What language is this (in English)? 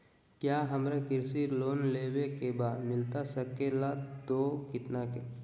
Magahi